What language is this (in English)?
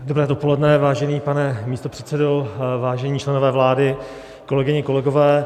Czech